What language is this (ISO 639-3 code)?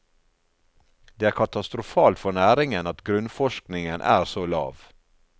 nor